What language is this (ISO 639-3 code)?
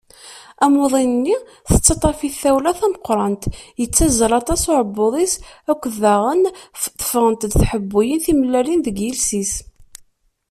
kab